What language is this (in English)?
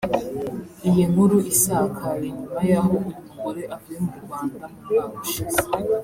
Kinyarwanda